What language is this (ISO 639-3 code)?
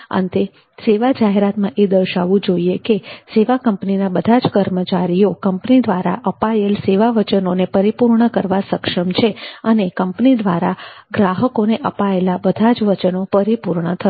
guj